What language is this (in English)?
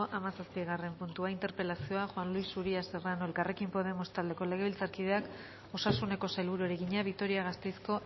Basque